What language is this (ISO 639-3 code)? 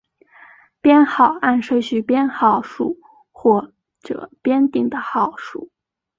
zho